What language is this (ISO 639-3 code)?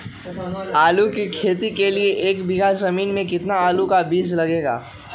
mag